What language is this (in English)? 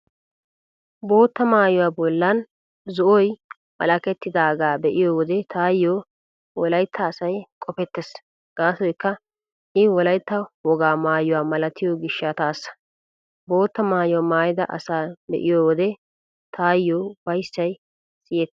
Wolaytta